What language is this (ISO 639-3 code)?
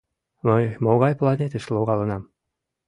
chm